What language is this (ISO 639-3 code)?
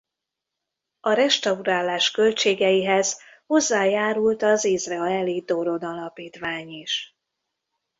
hun